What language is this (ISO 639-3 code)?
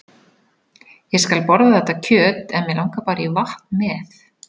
isl